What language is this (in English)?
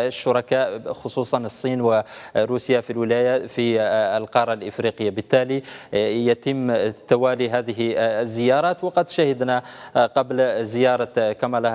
Arabic